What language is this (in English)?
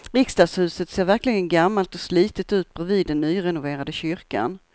Swedish